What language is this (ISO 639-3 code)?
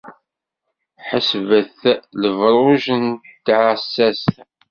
kab